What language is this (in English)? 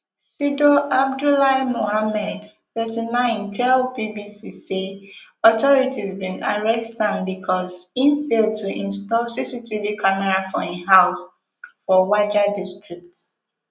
Nigerian Pidgin